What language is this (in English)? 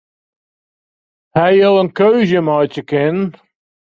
Western Frisian